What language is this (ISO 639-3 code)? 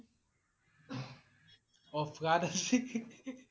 asm